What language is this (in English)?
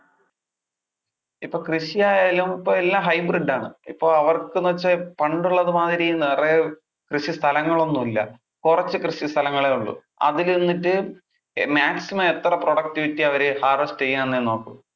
Malayalam